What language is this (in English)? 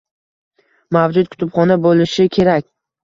Uzbek